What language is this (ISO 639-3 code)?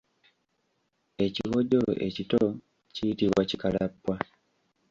lug